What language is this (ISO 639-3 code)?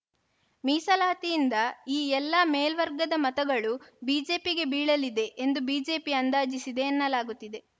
kan